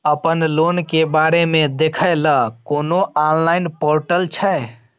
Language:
Maithili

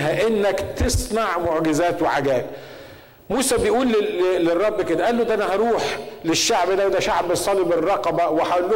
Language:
Arabic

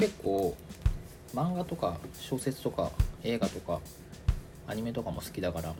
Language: Japanese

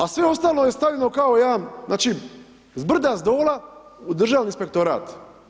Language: Croatian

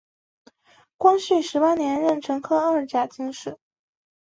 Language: Chinese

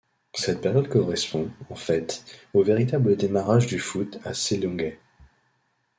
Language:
French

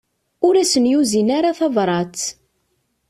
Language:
Kabyle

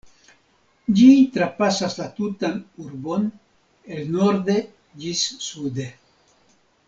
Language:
Esperanto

